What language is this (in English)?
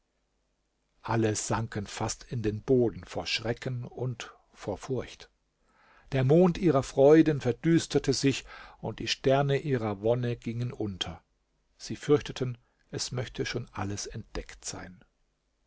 German